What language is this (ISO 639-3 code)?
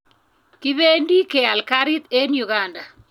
kln